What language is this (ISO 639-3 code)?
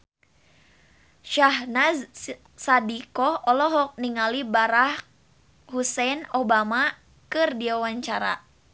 sun